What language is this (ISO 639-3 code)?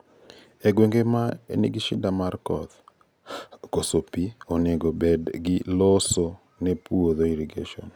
luo